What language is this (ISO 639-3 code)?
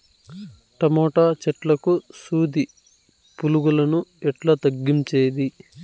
tel